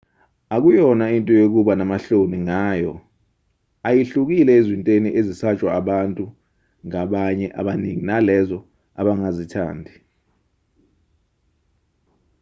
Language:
Zulu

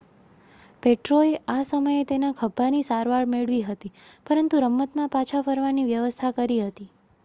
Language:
Gujarati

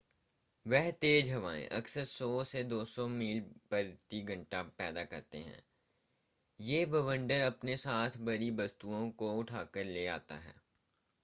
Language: Hindi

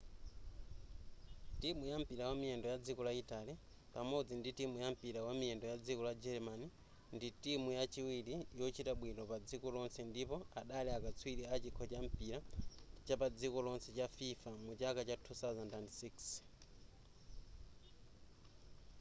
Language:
Nyanja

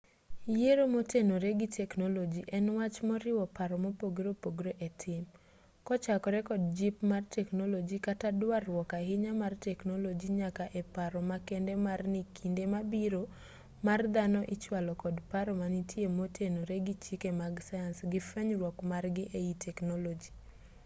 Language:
Luo (Kenya and Tanzania)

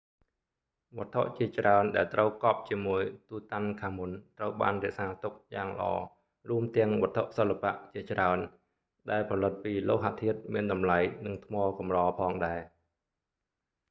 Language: Khmer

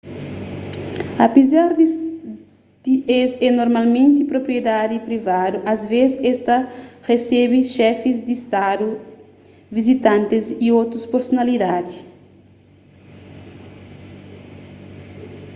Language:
Kabuverdianu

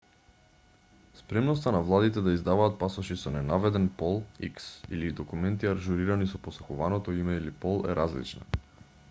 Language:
Macedonian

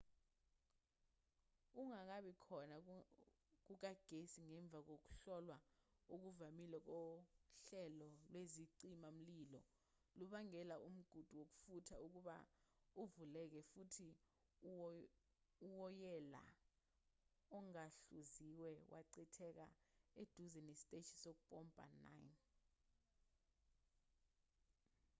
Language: Zulu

